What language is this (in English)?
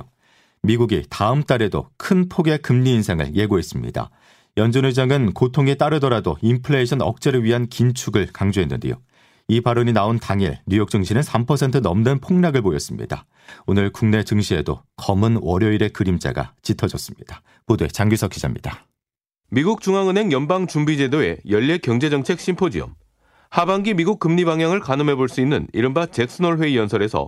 Korean